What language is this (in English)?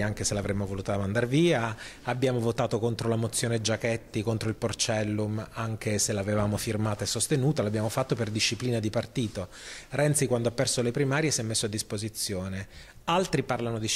Italian